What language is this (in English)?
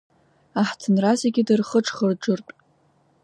Abkhazian